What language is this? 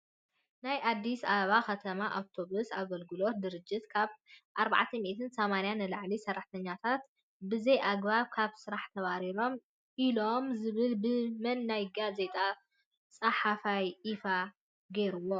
Tigrinya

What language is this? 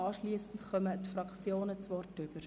Swiss German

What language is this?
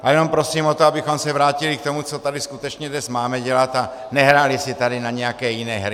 Czech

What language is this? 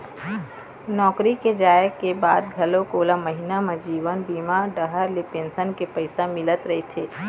Chhattisgarhi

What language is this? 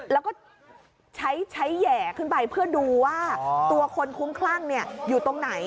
Thai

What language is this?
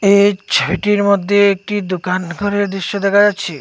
Bangla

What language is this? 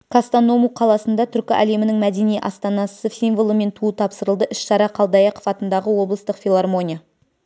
Kazakh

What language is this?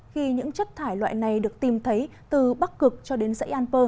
Vietnamese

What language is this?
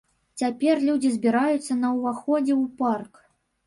Belarusian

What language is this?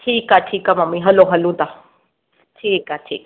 Sindhi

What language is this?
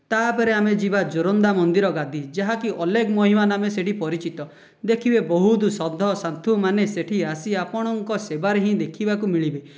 Odia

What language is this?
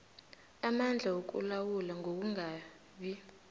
South Ndebele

